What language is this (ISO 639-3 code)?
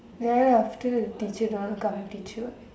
eng